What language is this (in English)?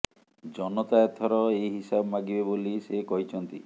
Odia